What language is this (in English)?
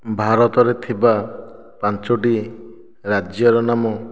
Odia